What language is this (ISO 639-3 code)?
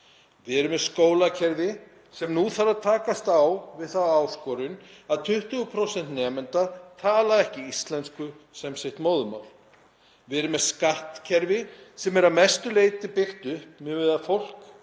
isl